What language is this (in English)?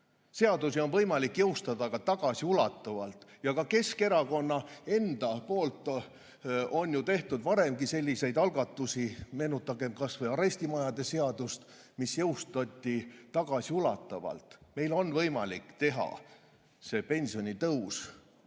Estonian